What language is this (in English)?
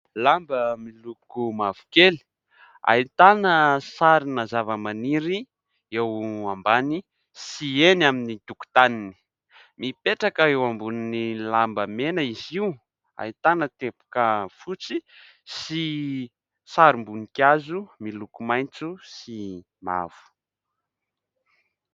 Malagasy